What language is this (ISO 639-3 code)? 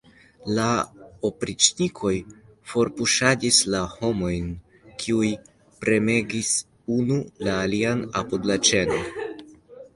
epo